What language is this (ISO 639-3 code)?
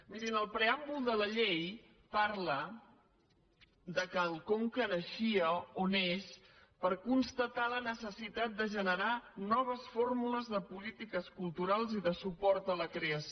cat